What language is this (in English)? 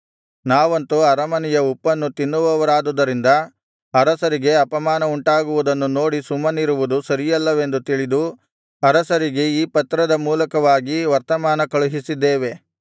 Kannada